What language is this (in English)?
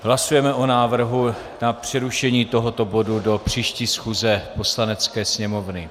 Czech